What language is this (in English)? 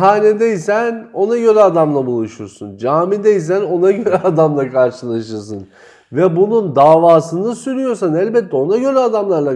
Turkish